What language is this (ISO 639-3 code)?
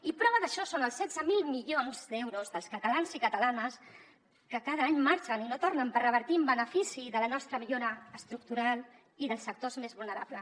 cat